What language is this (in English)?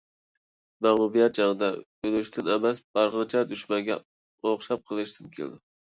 Uyghur